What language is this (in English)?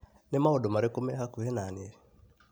Kikuyu